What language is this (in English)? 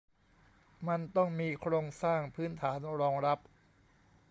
Thai